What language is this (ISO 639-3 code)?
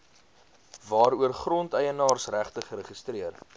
afr